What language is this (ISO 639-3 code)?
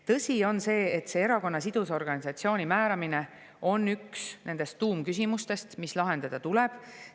est